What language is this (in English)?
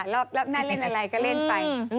Thai